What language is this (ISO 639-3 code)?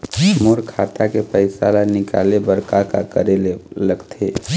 hne